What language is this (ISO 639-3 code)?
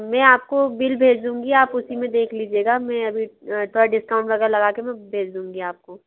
hin